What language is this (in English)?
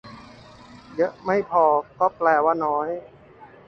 Thai